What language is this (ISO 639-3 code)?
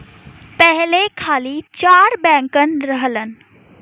bho